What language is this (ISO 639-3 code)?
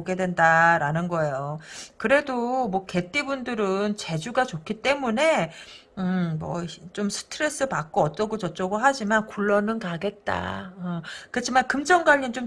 kor